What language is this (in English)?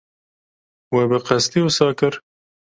Kurdish